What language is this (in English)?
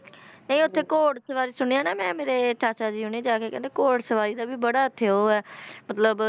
Punjabi